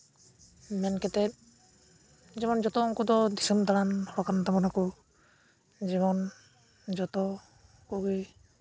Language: Santali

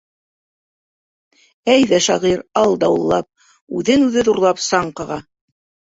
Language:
Bashkir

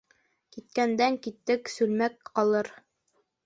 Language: Bashkir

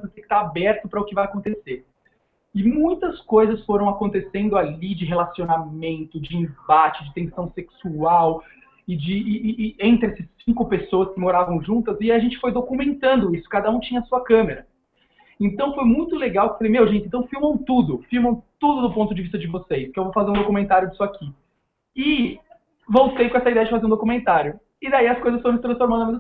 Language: Portuguese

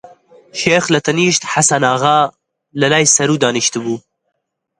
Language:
Central Kurdish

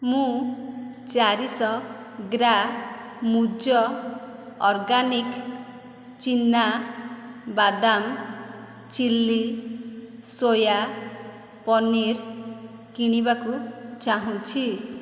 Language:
Odia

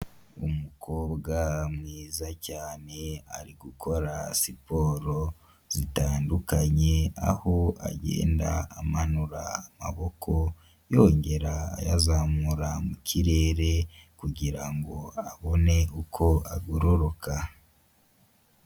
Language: Kinyarwanda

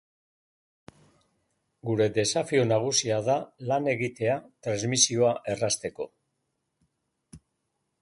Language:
Basque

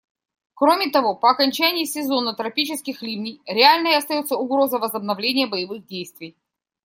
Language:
Russian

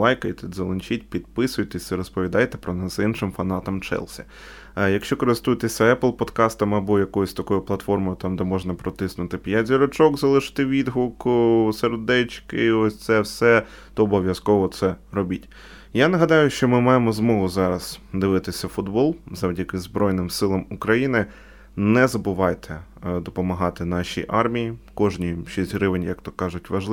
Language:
Ukrainian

